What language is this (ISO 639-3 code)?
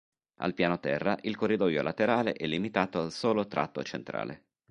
ita